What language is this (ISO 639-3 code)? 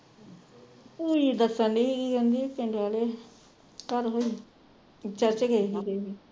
pan